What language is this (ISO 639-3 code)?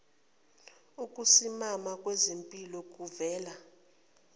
zul